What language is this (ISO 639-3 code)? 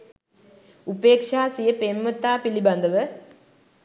sin